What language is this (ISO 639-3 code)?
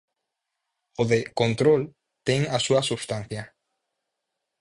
glg